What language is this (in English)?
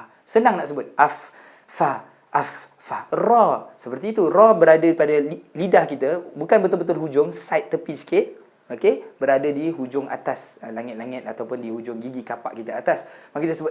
Malay